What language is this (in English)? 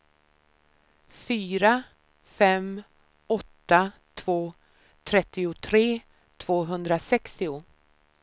Swedish